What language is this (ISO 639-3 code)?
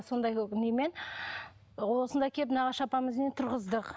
kaz